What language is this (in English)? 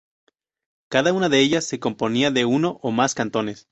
Spanish